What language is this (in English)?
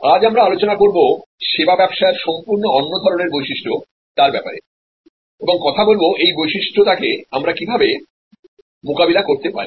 Bangla